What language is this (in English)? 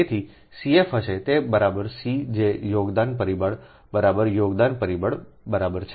Gujarati